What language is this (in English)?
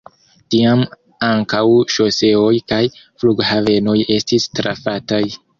Esperanto